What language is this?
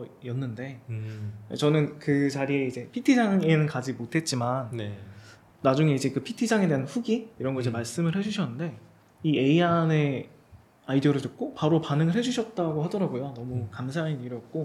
Korean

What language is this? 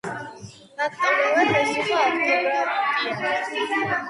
Georgian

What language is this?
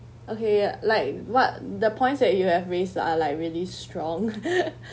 English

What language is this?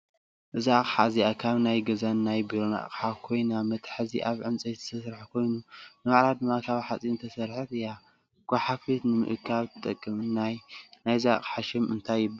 Tigrinya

